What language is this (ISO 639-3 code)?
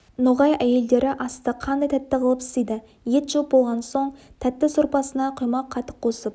kaz